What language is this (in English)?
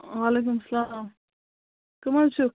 Kashmiri